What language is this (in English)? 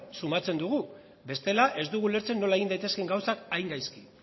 Basque